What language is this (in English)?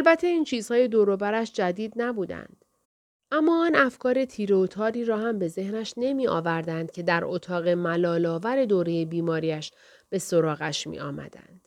Persian